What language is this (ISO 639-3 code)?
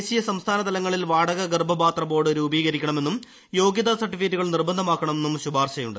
mal